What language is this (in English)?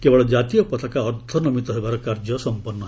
Odia